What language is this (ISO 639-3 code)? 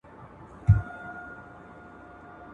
pus